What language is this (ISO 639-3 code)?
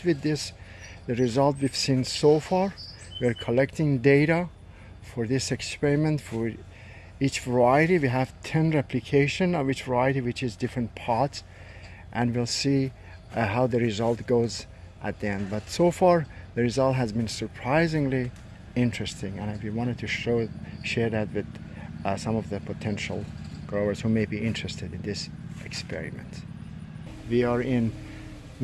eng